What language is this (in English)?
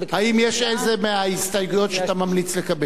Hebrew